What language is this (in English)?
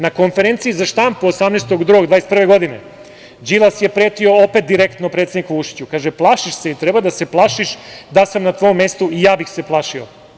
Serbian